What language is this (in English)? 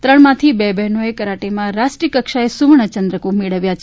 Gujarati